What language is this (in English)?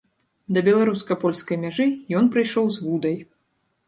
Belarusian